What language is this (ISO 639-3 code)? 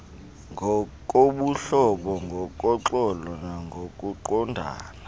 xho